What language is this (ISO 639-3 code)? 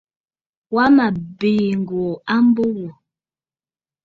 bfd